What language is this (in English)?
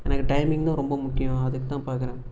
Tamil